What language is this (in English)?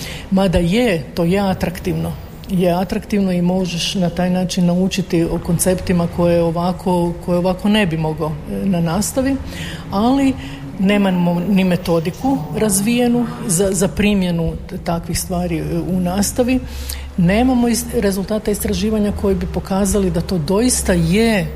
Croatian